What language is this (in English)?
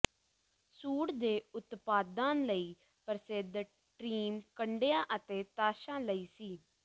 Punjabi